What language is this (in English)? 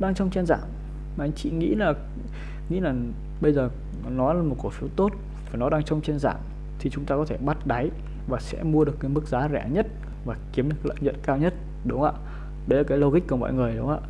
Vietnamese